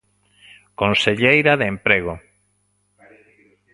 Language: Galician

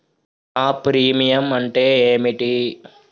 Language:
Telugu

